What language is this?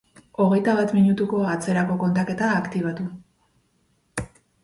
Basque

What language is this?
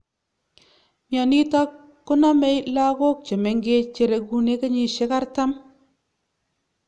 Kalenjin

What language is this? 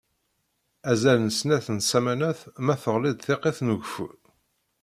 Kabyle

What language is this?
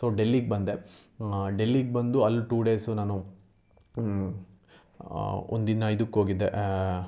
Kannada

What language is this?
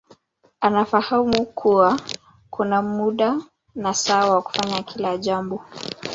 Swahili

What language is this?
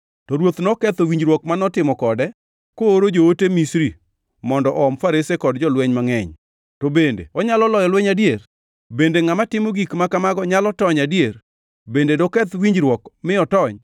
Luo (Kenya and Tanzania)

